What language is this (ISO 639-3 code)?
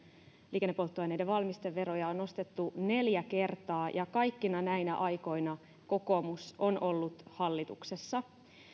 fin